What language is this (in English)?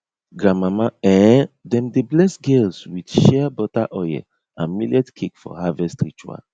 Nigerian Pidgin